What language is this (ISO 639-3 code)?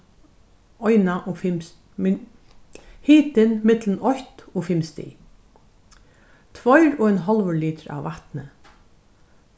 fao